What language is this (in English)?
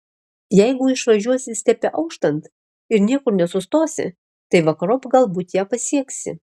Lithuanian